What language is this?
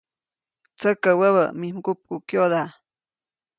Copainalá Zoque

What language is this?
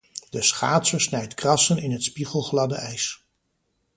Dutch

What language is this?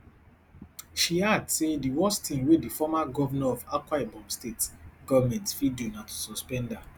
Nigerian Pidgin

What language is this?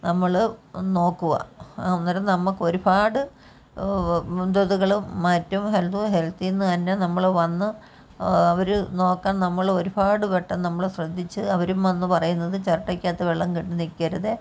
Malayalam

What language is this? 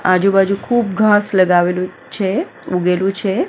Gujarati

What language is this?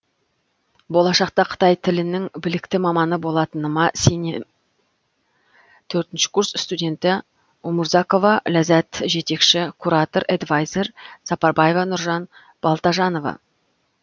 Kazakh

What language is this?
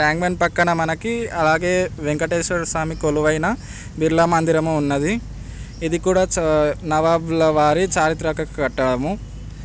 Telugu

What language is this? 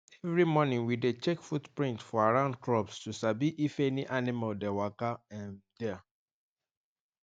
Nigerian Pidgin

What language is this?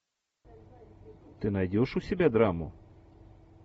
Russian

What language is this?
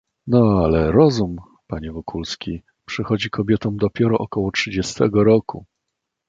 Polish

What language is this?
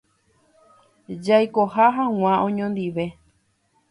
Guarani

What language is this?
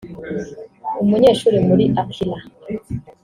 Kinyarwanda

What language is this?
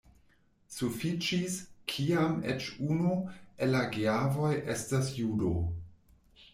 Esperanto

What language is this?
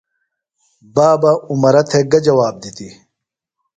Phalura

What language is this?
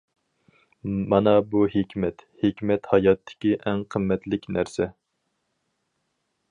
Uyghur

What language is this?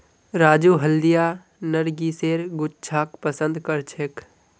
Magahi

